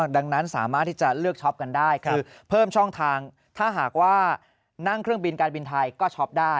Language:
Thai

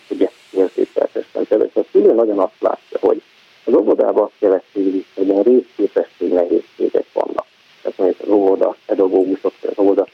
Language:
Hungarian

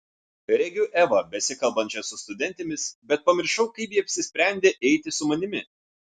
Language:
Lithuanian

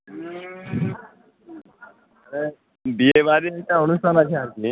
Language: Bangla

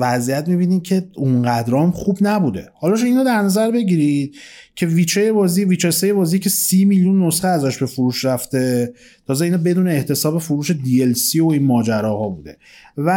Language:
Persian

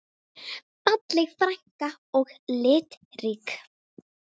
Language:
Icelandic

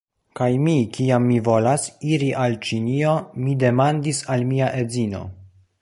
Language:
Esperanto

